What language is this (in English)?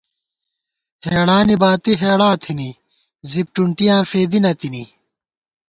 Gawar-Bati